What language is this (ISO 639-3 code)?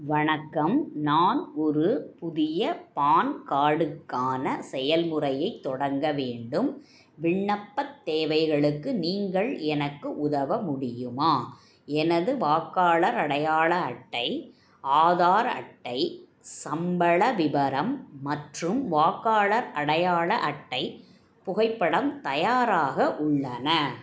tam